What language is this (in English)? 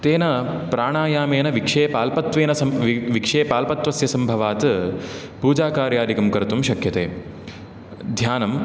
Sanskrit